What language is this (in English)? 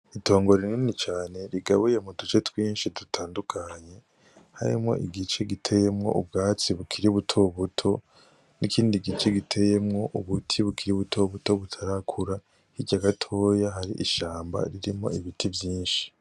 Rundi